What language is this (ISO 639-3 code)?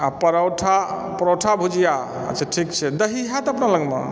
mai